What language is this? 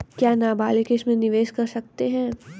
Hindi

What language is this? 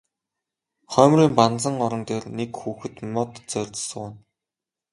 Mongolian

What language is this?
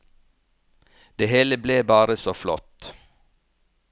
Norwegian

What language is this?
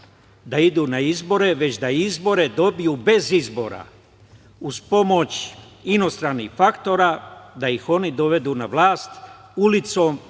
Serbian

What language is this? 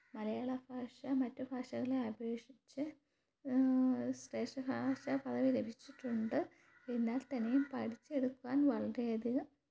Malayalam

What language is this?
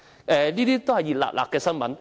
Cantonese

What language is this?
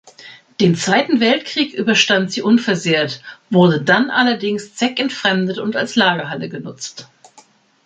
German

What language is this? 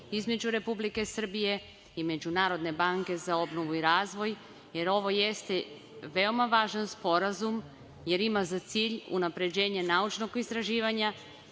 Serbian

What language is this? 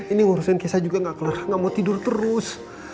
Indonesian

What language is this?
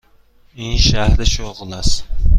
Persian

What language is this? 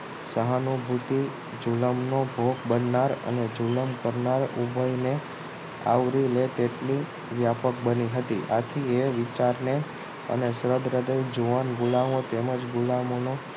Gujarati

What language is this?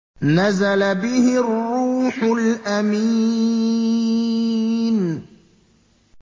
Arabic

